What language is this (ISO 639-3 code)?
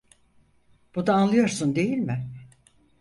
tur